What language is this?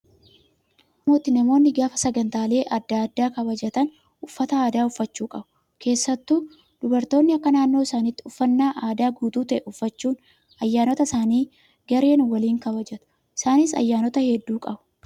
Oromo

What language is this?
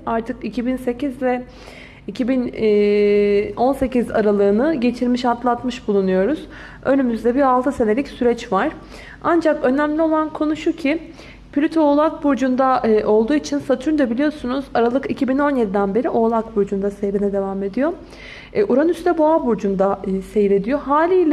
Turkish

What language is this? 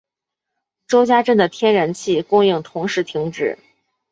Chinese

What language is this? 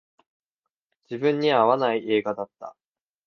Japanese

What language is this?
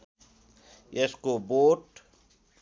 Nepali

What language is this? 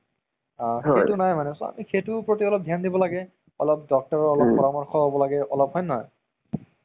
Assamese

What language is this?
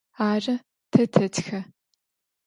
Adyghe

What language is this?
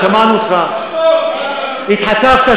Hebrew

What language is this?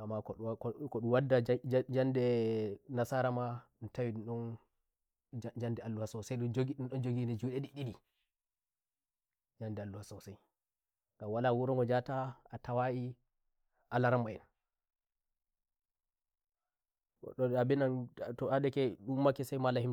Nigerian Fulfulde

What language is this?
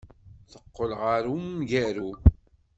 Kabyle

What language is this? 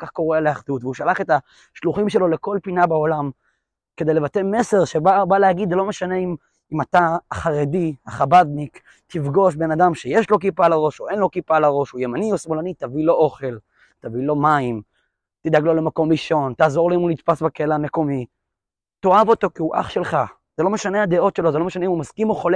Hebrew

